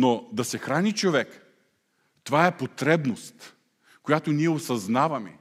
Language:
Bulgarian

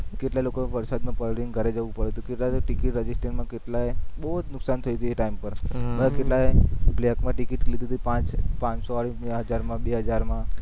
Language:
Gujarati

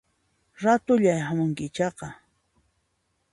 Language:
Puno Quechua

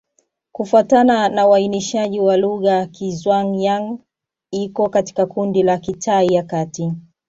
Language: Swahili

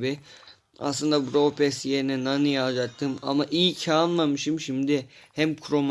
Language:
Turkish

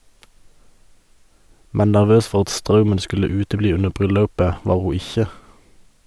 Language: Norwegian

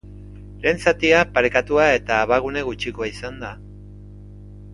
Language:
Basque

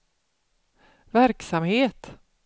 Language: Swedish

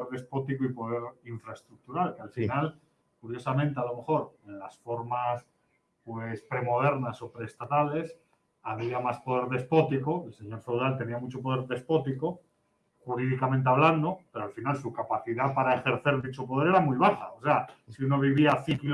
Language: Spanish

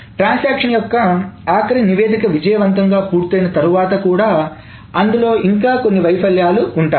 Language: Telugu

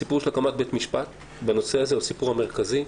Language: Hebrew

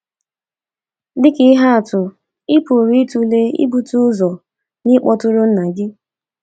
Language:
Igbo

